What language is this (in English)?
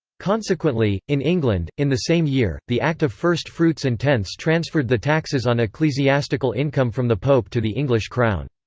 English